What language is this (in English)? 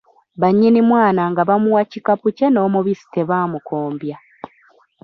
Ganda